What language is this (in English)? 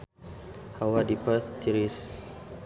Sundanese